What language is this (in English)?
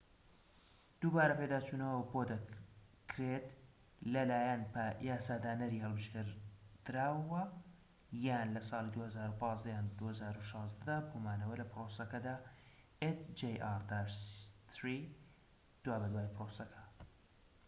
Central Kurdish